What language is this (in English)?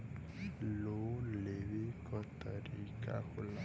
Bhojpuri